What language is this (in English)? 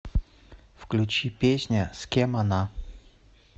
Russian